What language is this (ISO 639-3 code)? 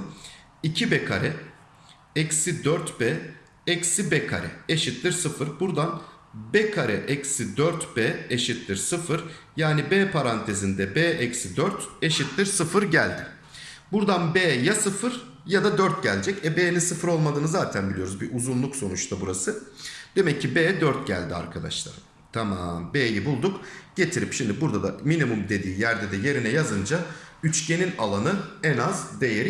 tur